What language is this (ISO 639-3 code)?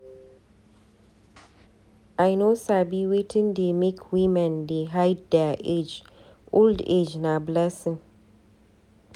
pcm